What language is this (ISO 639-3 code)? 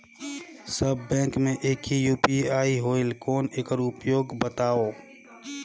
hne